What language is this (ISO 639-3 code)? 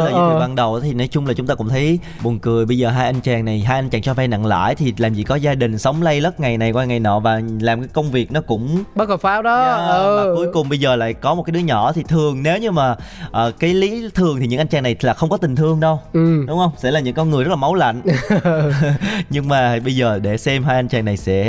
vie